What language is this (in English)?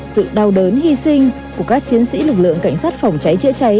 Vietnamese